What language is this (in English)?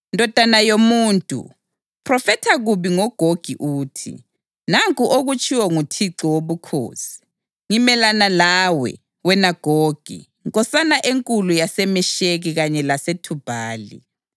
North Ndebele